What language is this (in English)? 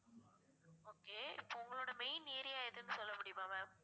Tamil